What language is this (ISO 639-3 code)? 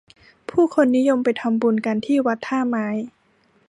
tha